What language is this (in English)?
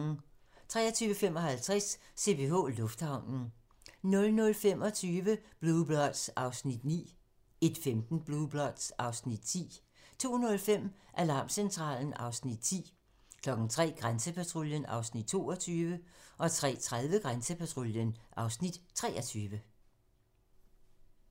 Danish